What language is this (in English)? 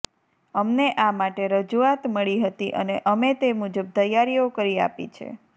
Gujarati